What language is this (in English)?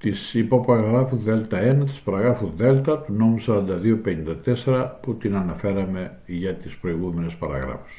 Greek